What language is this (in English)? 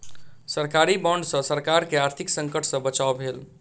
Maithili